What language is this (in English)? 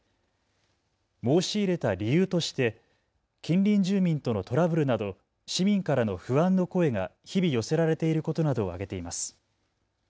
Japanese